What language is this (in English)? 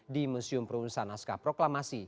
Indonesian